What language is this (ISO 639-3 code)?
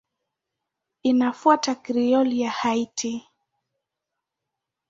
swa